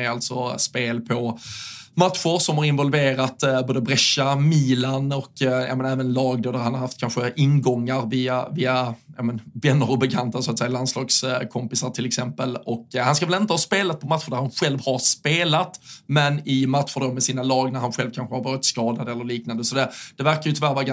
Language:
Swedish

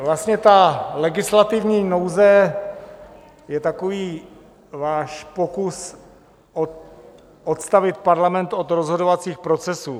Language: Czech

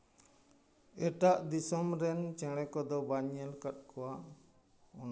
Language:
Santali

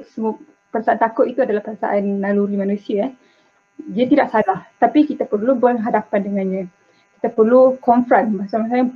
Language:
Malay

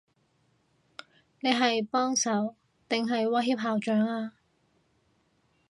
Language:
Cantonese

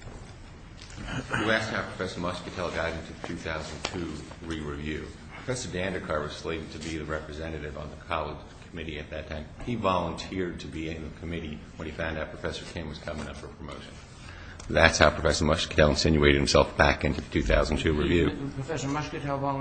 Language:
English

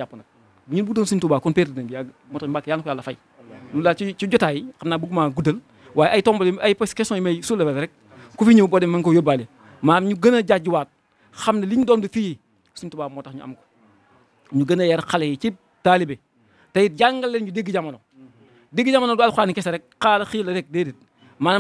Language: Arabic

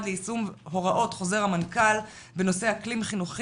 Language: Hebrew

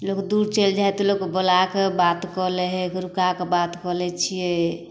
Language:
Maithili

